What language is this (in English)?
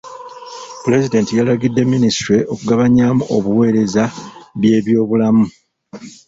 Ganda